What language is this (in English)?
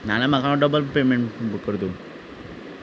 Konkani